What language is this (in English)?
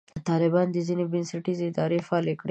Pashto